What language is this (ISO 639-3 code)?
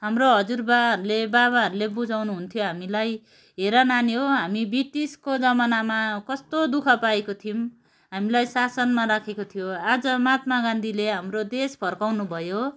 nep